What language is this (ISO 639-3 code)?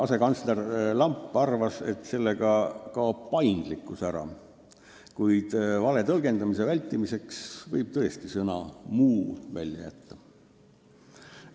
est